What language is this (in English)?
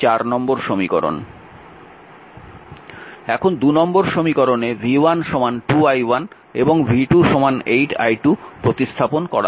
Bangla